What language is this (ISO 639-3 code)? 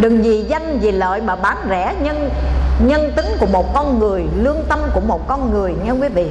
vie